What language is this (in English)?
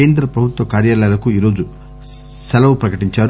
Telugu